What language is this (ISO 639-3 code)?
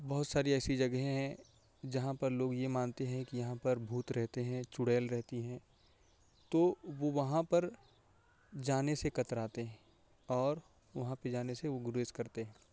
urd